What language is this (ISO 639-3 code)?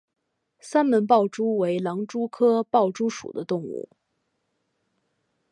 zho